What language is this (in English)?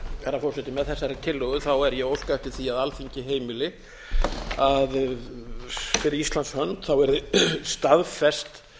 Icelandic